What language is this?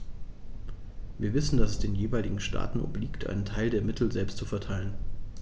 German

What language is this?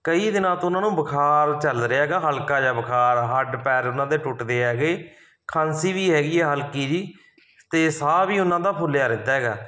Punjabi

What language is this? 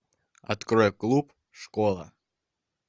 Russian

